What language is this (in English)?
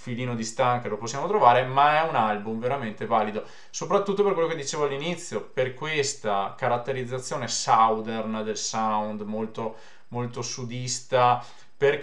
Italian